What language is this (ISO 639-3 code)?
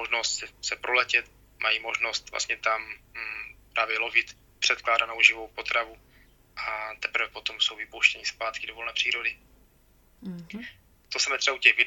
ces